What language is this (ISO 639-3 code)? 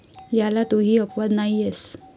mar